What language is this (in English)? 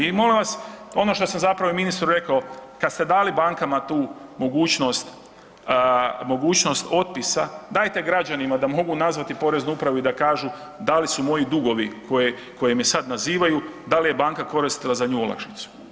Croatian